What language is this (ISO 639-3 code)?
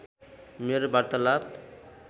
nep